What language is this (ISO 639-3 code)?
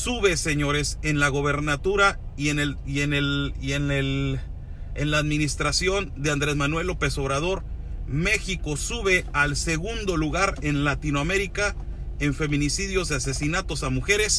spa